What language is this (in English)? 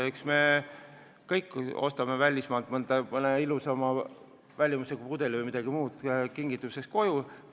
Estonian